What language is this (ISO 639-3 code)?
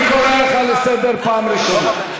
heb